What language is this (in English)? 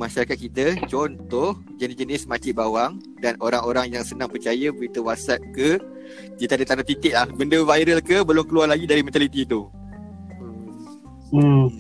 Malay